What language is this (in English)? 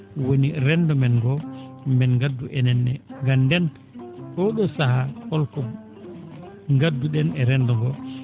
Fula